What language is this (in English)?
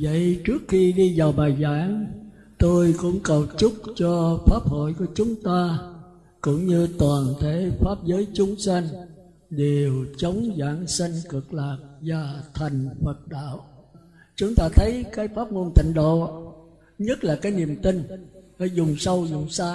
Vietnamese